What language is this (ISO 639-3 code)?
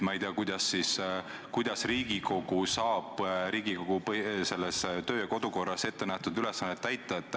est